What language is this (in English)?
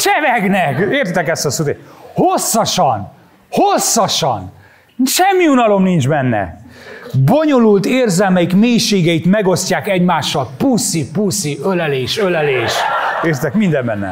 Hungarian